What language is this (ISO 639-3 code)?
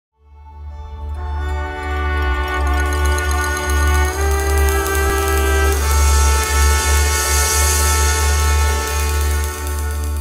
ron